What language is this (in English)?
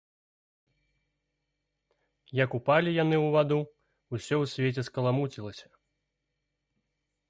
Belarusian